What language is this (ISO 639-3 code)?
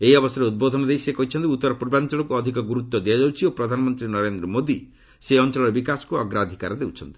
ori